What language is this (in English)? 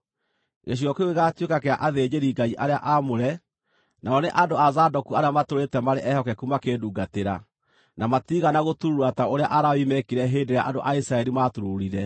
Kikuyu